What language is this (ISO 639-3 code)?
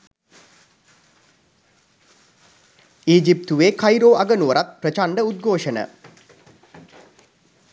sin